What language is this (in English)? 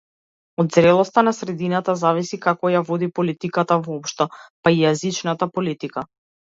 Macedonian